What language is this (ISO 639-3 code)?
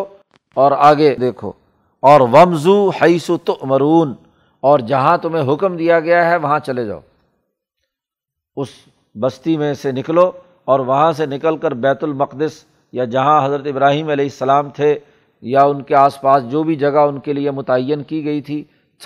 urd